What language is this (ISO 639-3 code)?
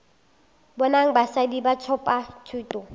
nso